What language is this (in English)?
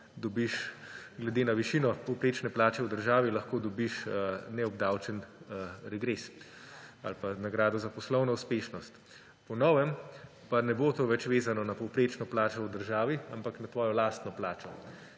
Slovenian